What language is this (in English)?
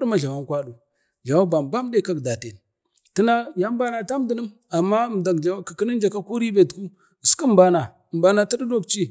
Bade